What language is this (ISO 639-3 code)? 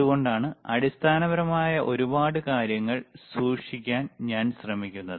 mal